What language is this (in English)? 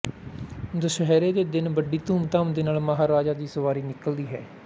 Punjabi